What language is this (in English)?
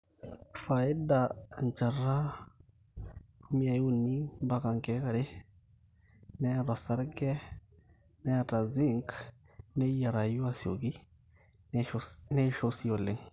Masai